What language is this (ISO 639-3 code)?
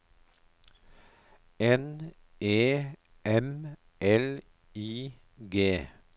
nor